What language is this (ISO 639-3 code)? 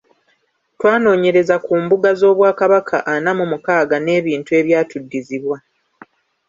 lug